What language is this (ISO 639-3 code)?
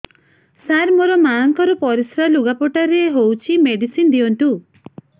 ori